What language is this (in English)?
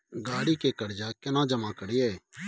Maithili